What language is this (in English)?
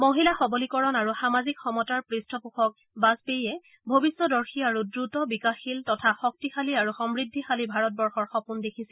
Assamese